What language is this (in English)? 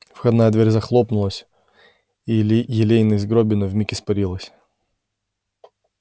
Russian